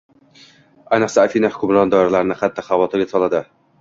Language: Uzbek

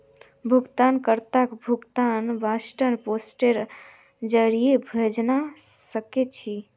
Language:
Magahi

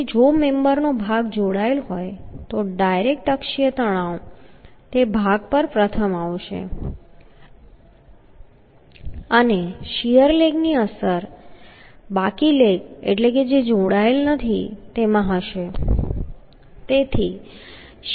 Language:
Gujarati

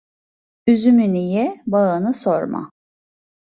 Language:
Turkish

